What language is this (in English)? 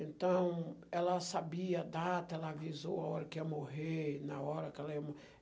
Portuguese